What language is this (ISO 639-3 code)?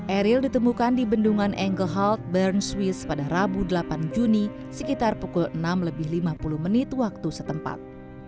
ind